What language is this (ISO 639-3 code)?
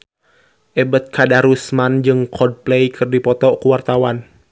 sun